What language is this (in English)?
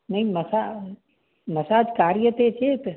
Sanskrit